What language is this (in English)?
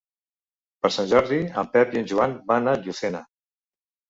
Catalan